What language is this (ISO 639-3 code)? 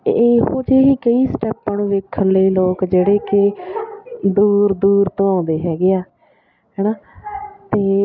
pan